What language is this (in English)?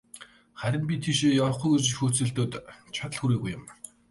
Mongolian